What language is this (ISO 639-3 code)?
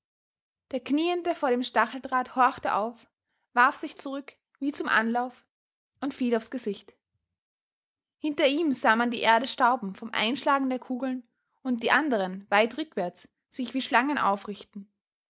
deu